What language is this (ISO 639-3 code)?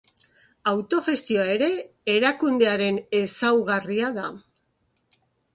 eus